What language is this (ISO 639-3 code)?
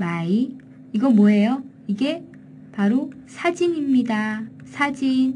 kor